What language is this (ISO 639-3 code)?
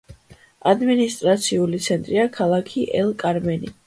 kat